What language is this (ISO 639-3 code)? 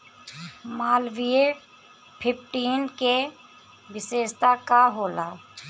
bho